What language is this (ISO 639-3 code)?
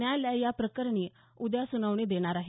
mar